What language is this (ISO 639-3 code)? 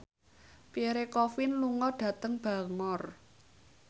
jav